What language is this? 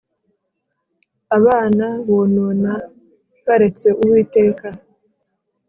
Kinyarwanda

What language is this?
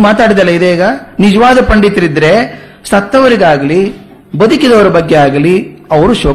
Kannada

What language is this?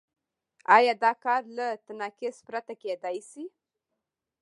Pashto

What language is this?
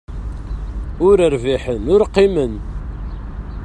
Kabyle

